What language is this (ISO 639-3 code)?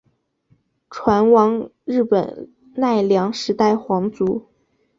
zho